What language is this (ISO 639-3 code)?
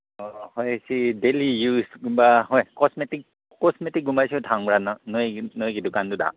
mni